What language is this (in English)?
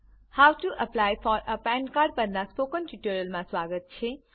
Gujarati